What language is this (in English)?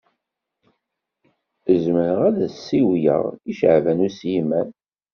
Kabyle